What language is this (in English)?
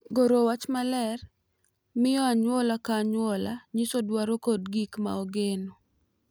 Luo (Kenya and Tanzania)